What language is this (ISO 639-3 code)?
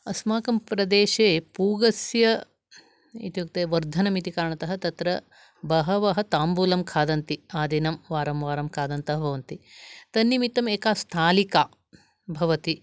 san